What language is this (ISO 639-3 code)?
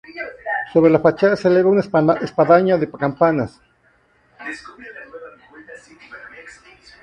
spa